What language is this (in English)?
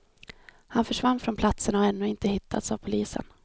Swedish